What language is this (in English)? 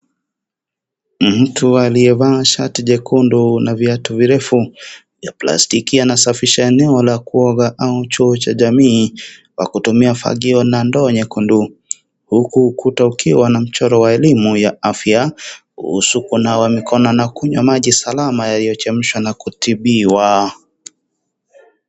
Swahili